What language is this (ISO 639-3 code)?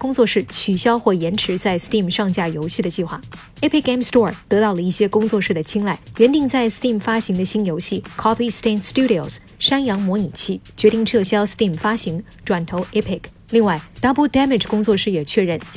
zho